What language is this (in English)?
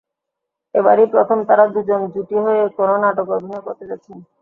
Bangla